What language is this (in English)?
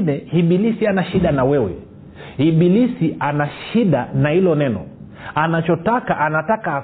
Swahili